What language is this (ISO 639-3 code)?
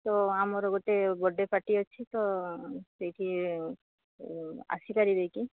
ori